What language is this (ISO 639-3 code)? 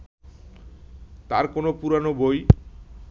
ben